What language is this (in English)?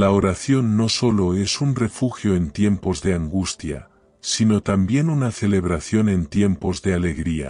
Spanish